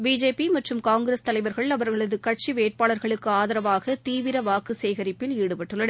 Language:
Tamil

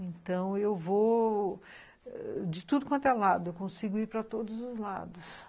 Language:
Portuguese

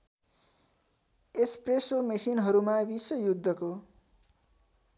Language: Nepali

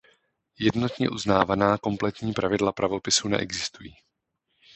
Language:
Czech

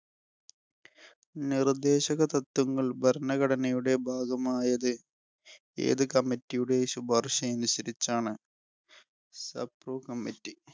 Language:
Malayalam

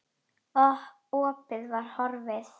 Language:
Icelandic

